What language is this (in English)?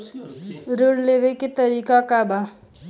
Bhojpuri